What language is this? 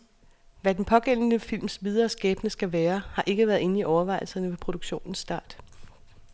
Danish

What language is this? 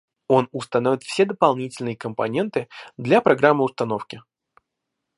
Russian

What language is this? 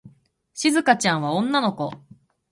Japanese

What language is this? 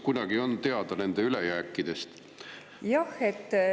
Estonian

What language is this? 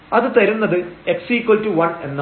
Malayalam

